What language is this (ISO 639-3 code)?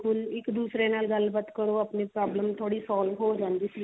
pan